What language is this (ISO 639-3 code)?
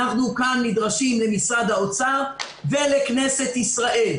heb